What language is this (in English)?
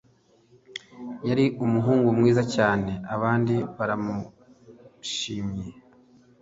Kinyarwanda